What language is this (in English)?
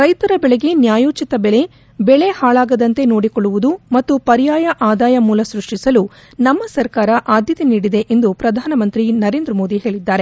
Kannada